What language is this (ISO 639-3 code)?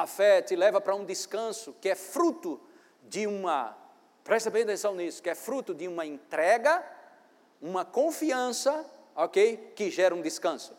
por